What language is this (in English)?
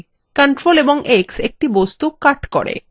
Bangla